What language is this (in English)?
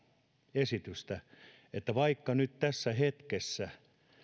Finnish